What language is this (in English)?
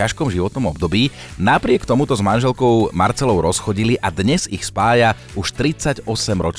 Slovak